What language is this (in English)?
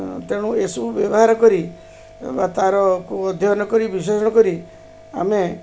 Odia